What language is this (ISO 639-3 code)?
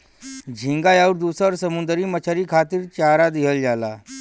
bho